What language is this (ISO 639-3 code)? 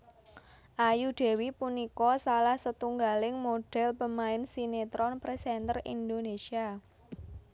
jav